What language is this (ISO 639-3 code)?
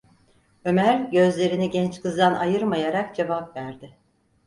tur